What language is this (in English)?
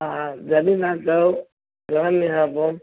Sindhi